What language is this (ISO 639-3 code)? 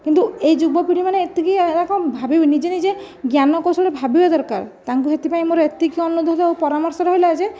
ori